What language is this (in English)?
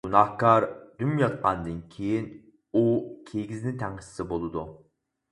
Uyghur